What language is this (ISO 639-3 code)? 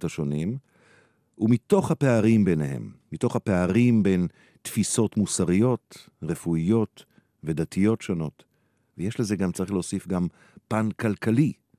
heb